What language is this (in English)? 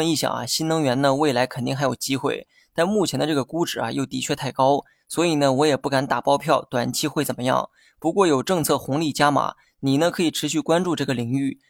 Chinese